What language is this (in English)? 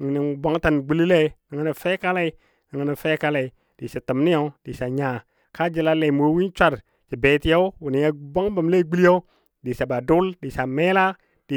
Dadiya